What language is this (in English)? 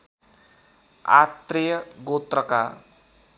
Nepali